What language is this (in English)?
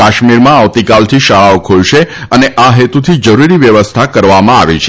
Gujarati